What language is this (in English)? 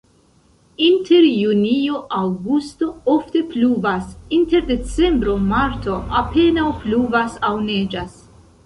Esperanto